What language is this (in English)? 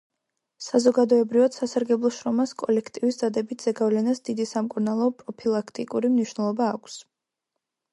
Georgian